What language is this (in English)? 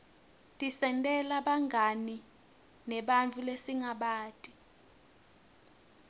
Swati